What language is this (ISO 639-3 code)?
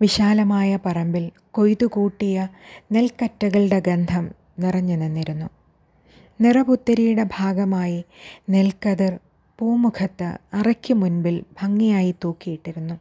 mal